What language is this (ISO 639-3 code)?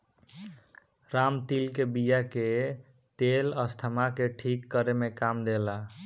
bho